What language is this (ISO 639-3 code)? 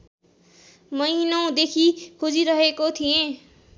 nep